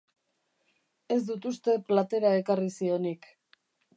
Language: Basque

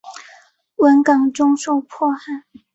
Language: Chinese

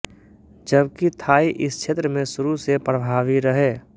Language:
Hindi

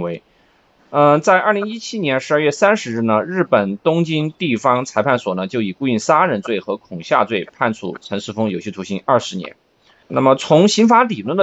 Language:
Chinese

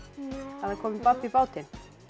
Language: Icelandic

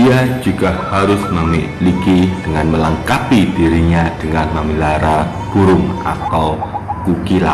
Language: Indonesian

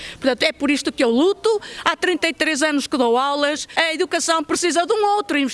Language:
Portuguese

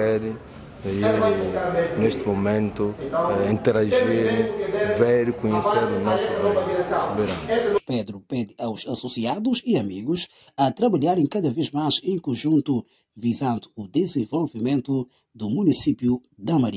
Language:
Portuguese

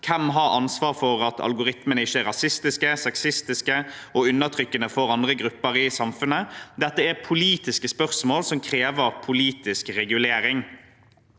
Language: Norwegian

